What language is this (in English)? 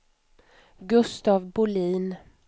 Swedish